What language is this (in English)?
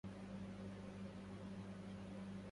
Arabic